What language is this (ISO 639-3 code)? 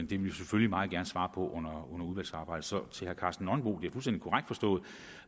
dan